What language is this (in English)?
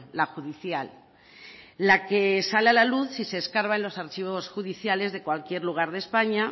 Spanish